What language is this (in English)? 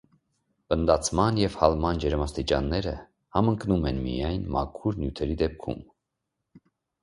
Armenian